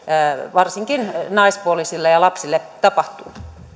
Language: Finnish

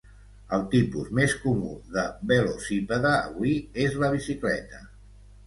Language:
Catalan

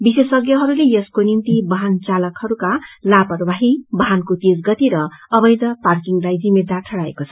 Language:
Nepali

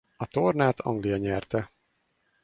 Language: Hungarian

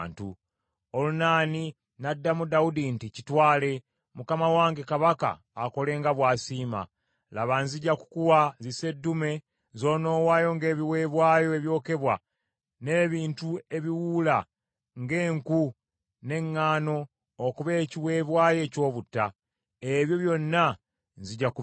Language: Ganda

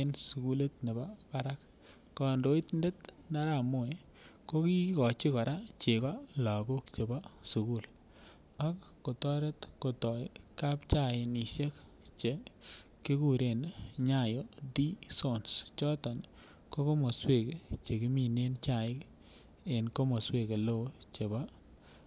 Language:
Kalenjin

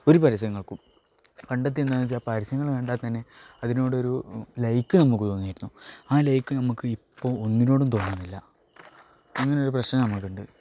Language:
Malayalam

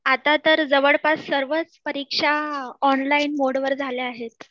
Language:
Marathi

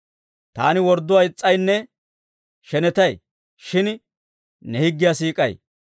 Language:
Dawro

